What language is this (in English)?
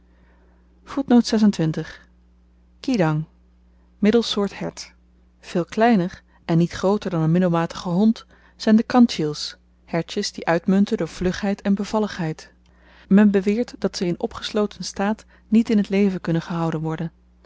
Dutch